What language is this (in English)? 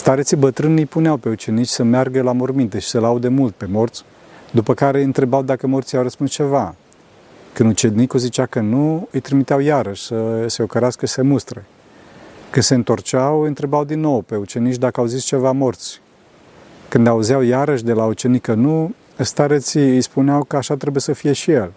Romanian